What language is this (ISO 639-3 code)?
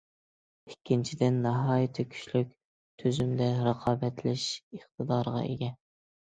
uig